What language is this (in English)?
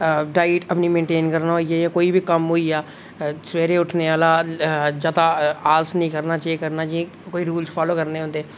Dogri